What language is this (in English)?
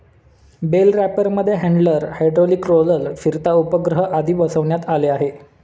Marathi